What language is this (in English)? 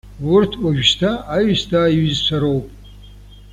Abkhazian